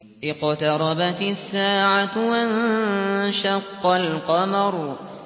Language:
Arabic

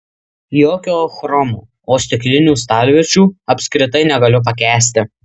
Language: Lithuanian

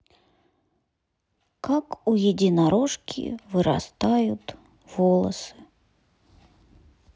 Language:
Russian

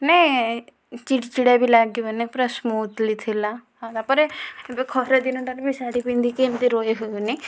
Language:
Odia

